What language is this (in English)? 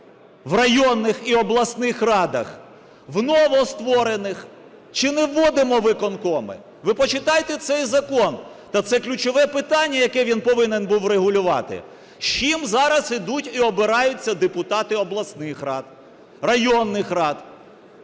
Ukrainian